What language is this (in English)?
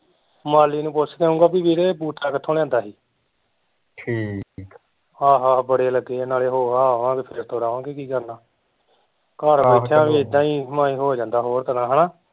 Punjabi